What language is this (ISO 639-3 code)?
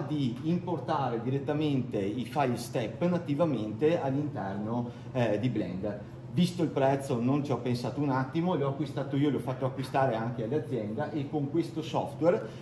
ita